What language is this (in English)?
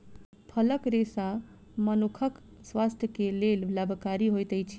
Maithili